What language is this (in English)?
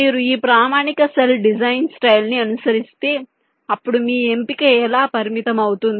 Telugu